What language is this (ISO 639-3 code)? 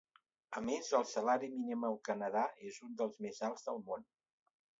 cat